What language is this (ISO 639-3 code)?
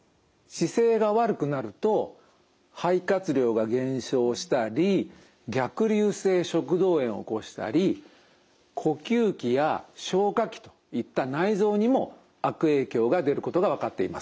jpn